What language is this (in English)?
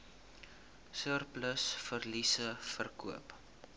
Afrikaans